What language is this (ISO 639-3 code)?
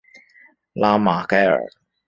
zho